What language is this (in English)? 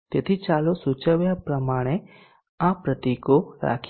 Gujarati